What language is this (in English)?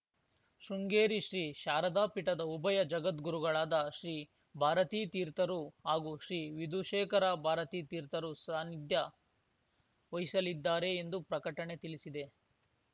Kannada